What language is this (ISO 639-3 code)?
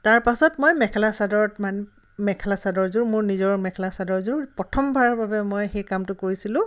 asm